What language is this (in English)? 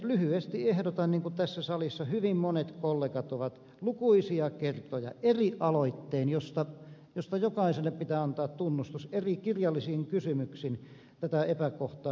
Finnish